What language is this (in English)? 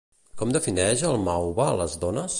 Catalan